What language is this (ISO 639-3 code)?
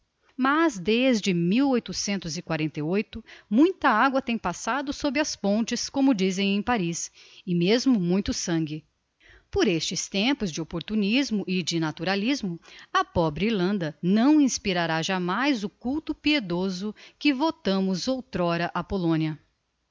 por